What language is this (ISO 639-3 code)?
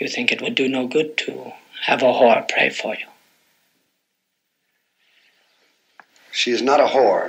nld